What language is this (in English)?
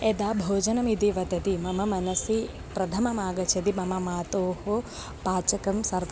Sanskrit